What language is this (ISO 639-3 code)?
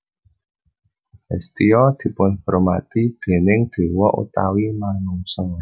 jav